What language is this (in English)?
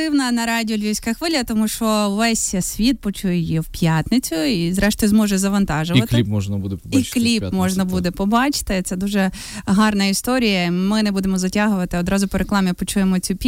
Ukrainian